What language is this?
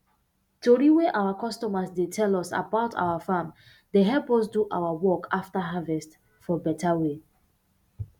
Nigerian Pidgin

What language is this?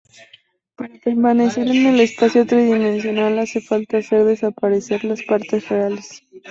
Spanish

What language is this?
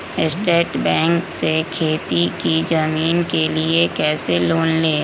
Magahi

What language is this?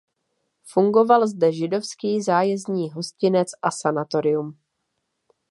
Czech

